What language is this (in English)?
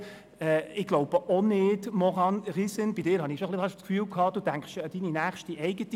Swiss German